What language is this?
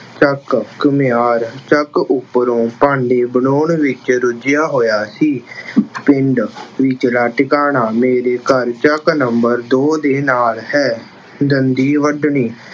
Punjabi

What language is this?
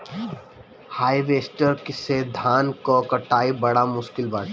Bhojpuri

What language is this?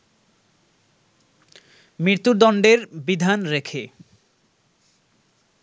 Bangla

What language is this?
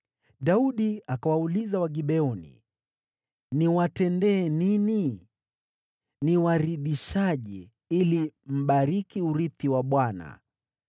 Swahili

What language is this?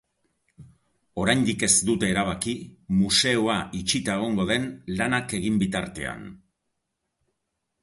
Basque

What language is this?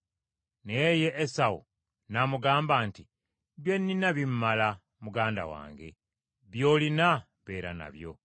Ganda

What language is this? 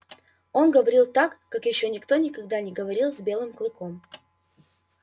Russian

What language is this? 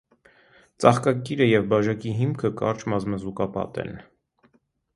Armenian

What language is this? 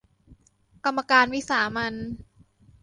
Thai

